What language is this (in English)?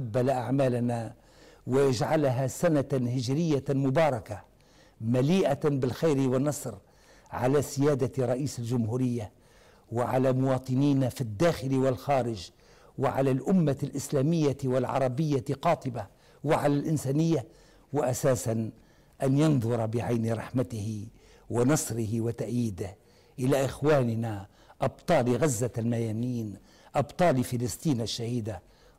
Arabic